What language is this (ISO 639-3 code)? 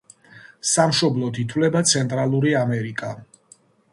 kat